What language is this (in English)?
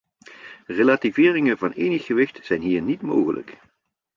Dutch